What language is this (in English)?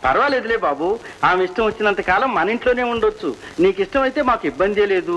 Telugu